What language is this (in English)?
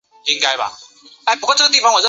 Chinese